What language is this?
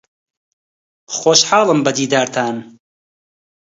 Central Kurdish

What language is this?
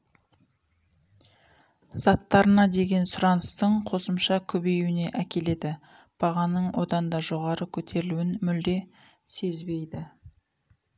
Kazakh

